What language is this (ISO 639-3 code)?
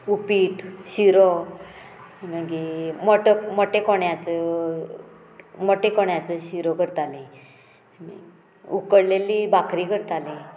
kok